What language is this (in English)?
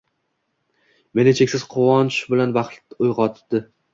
Uzbek